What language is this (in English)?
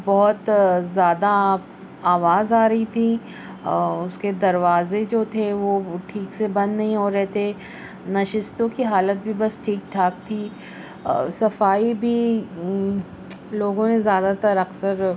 Urdu